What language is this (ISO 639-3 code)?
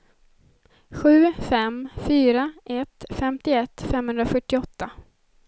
swe